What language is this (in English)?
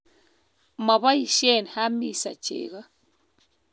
Kalenjin